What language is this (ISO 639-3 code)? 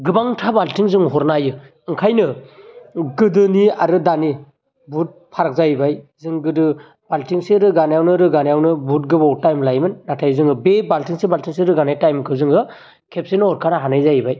brx